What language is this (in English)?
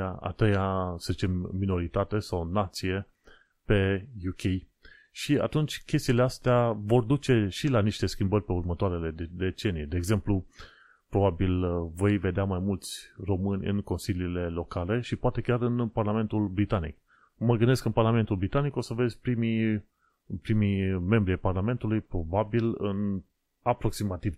Romanian